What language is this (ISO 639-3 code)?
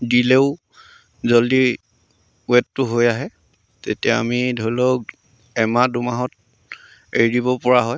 asm